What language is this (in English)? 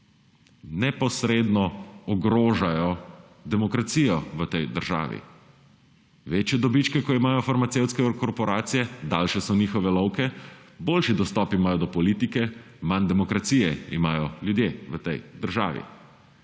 Slovenian